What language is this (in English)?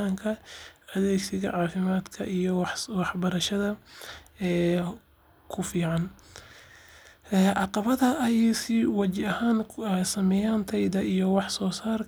Somali